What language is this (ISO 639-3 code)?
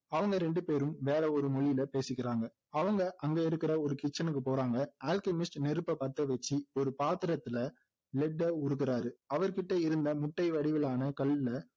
tam